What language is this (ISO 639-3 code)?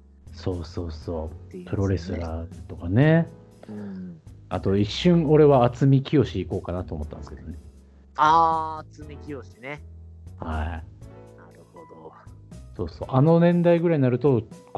jpn